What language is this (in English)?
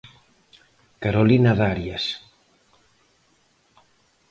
Galician